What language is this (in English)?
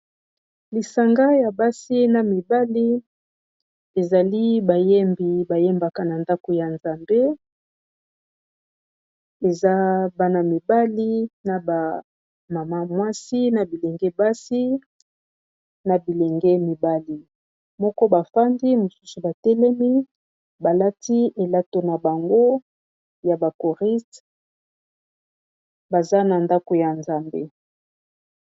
Lingala